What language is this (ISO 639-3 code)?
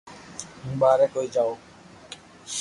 lrk